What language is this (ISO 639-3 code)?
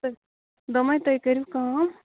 kas